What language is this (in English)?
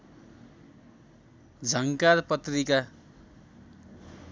Nepali